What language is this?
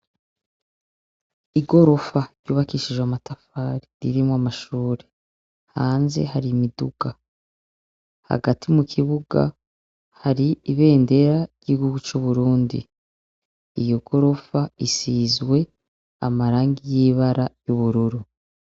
Rundi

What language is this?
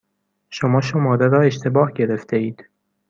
Persian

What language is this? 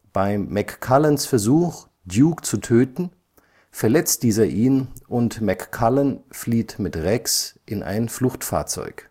German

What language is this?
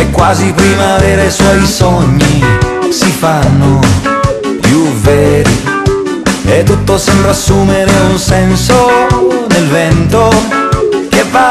Italian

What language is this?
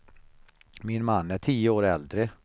Swedish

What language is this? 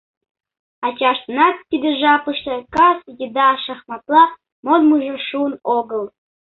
Mari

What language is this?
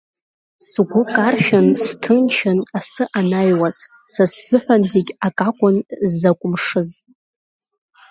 Abkhazian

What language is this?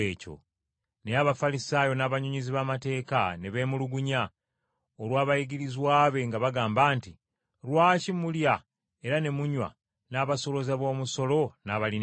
Ganda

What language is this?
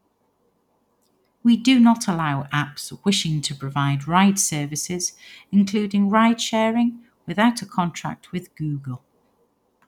English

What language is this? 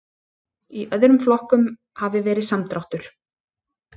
Icelandic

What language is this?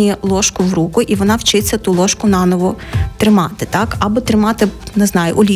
Ukrainian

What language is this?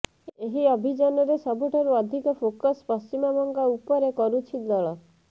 Odia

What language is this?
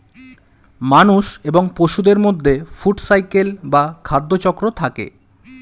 Bangla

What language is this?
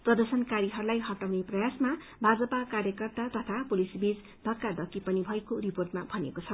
Nepali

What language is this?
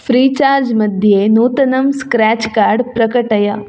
Sanskrit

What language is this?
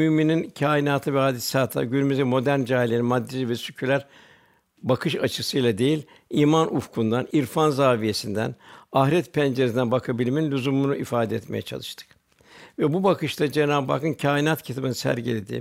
Turkish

